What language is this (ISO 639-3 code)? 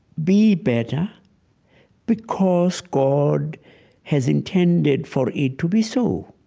eng